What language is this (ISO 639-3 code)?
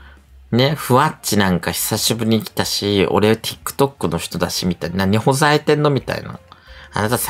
jpn